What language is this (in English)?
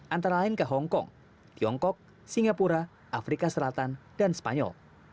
Indonesian